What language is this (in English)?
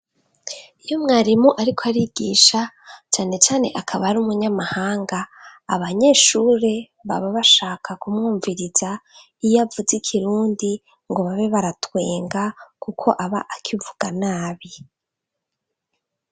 Rundi